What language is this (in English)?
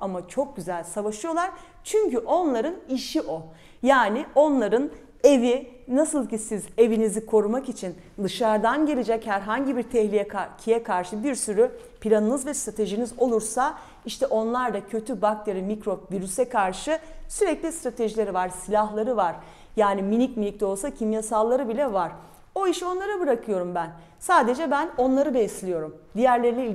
Turkish